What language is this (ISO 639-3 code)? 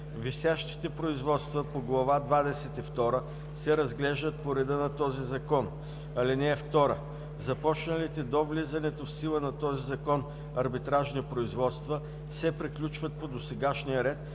bul